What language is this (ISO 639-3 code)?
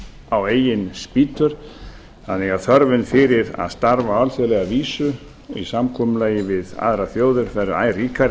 isl